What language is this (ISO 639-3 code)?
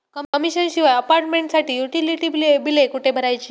mar